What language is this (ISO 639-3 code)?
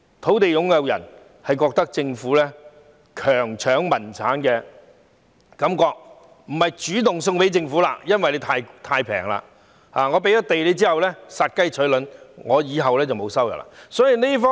yue